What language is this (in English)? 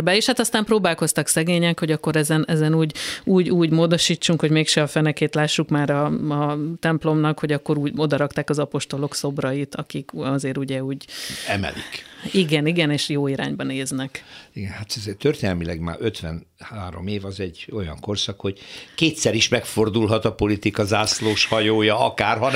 Hungarian